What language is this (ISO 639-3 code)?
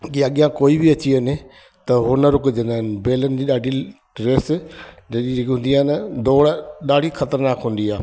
snd